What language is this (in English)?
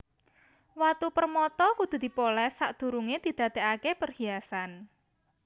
Javanese